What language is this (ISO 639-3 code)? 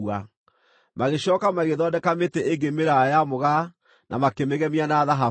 kik